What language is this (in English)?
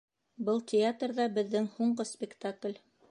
Bashkir